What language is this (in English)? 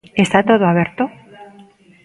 Galician